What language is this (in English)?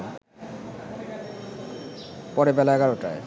Bangla